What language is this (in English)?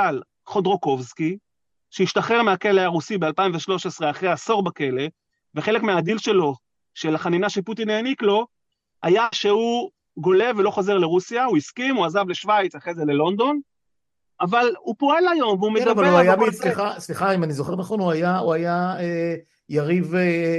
Hebrew